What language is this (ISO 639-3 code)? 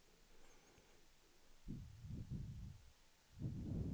swe